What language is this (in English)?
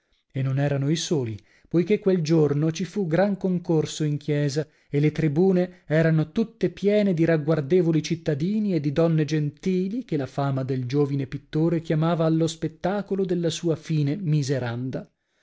Italian